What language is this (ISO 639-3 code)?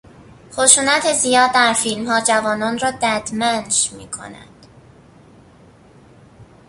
fas